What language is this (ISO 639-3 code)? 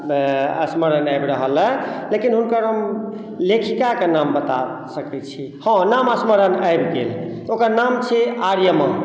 mai